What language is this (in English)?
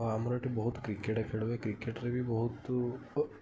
Odia